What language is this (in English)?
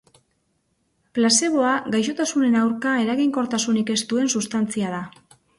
Basque